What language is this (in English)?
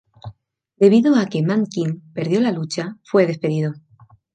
Spanish